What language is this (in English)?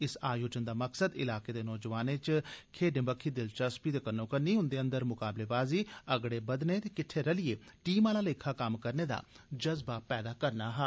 Dogri